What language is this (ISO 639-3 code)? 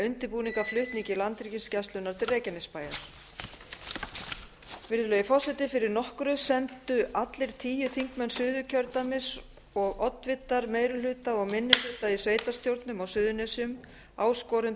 isl